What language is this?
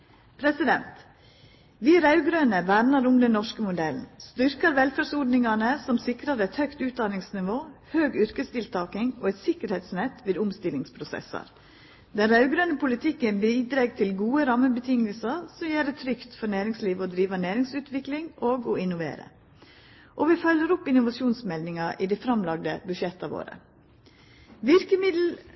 Norwegian Nynorsk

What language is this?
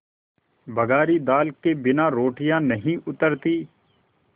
Hindi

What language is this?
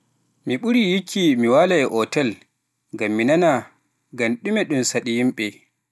Pular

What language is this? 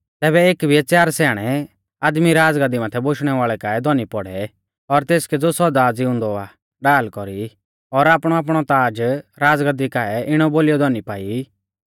Mahasu Pahari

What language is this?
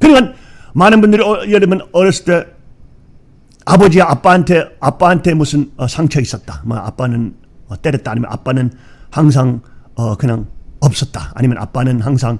Korean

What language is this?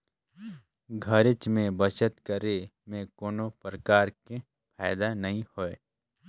Chhattisgarhi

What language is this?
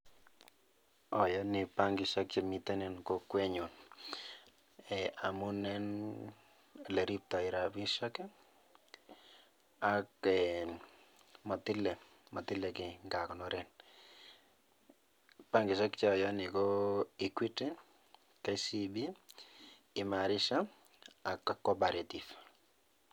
Kalenjin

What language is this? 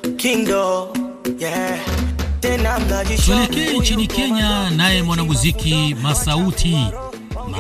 Swahili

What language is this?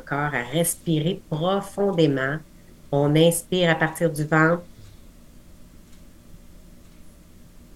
French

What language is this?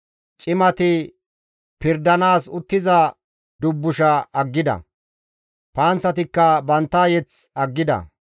Gamo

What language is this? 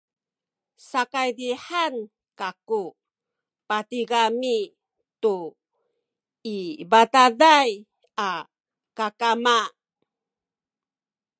Sakizaya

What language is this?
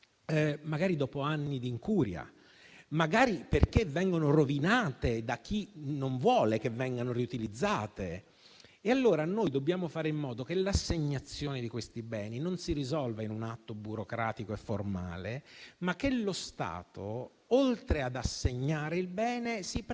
Italian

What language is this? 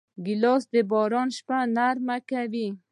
Pashto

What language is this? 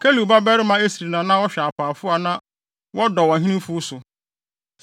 Akan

